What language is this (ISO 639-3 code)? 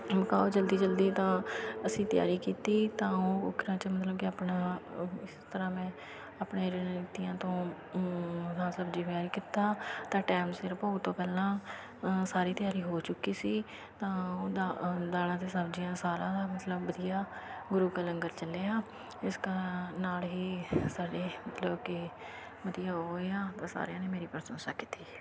pan